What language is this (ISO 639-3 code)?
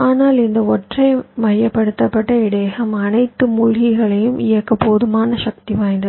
tam